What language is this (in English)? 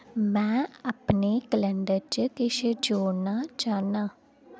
Dogri